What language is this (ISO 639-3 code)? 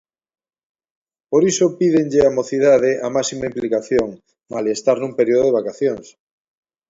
glg